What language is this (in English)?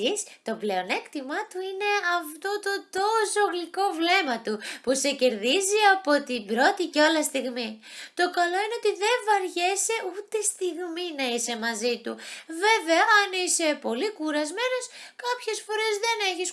Greek